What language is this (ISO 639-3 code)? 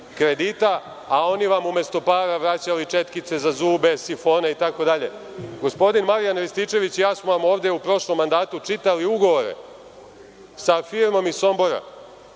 srp